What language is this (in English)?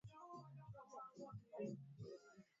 Swahili